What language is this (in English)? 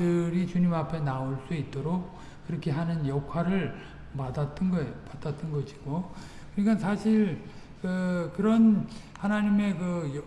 Korean